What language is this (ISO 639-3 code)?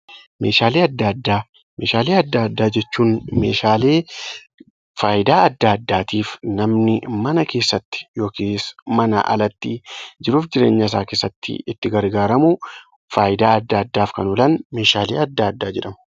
orm